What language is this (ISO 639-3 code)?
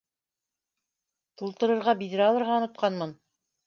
bak